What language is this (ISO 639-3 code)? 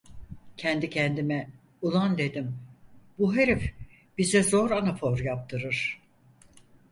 tur